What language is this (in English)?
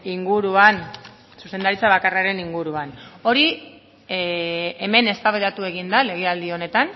Basque